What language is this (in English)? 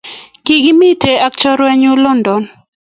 Kalenjin